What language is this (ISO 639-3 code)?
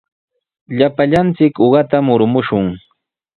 qws